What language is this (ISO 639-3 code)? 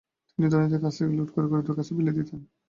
ben